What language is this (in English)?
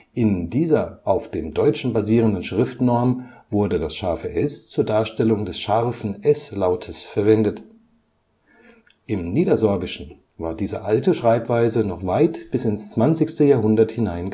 German